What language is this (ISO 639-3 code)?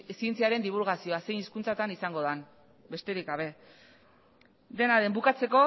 eus